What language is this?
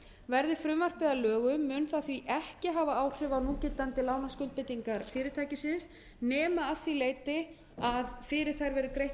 Icelandic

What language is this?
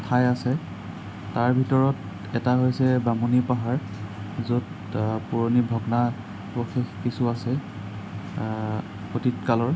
Assamese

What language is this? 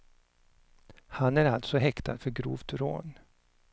Swedish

